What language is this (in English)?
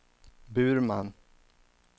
Swedish